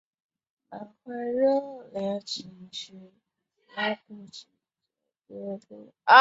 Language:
Chinese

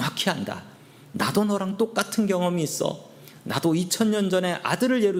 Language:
Korean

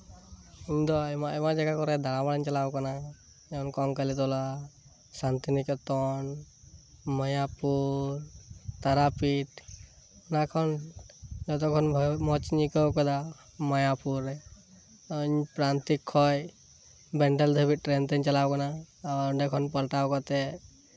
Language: Santali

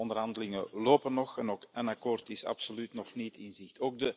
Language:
Dutch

